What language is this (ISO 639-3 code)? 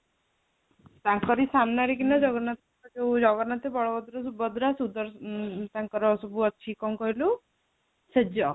ori